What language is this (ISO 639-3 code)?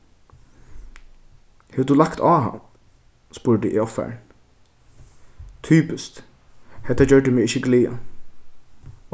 fao